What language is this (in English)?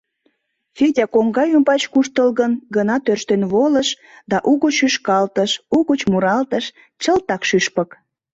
Mari